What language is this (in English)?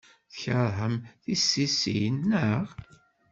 Kabyle